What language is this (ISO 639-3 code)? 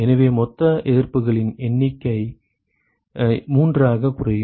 tam